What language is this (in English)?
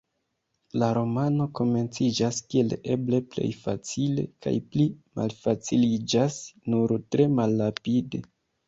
Esperanto